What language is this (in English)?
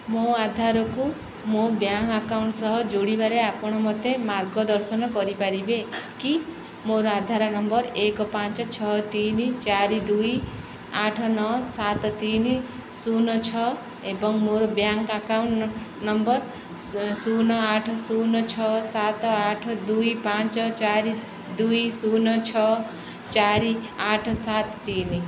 Odia